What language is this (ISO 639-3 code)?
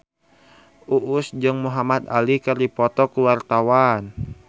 sun